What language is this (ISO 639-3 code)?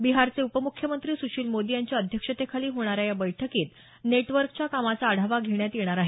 mar